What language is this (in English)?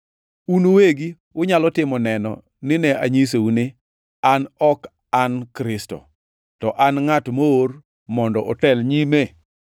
Luo (Kenya and Tanzania)